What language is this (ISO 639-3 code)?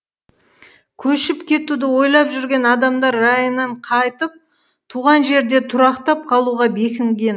kaz